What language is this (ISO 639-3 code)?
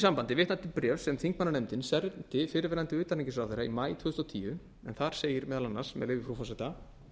isl